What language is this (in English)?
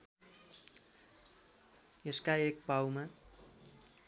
Nepali